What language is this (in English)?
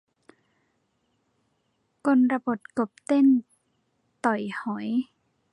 Thai